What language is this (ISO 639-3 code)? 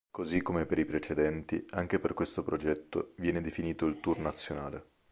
ita